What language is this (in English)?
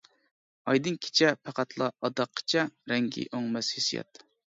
Uyghur